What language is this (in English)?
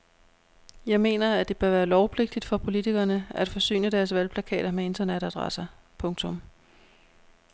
Danish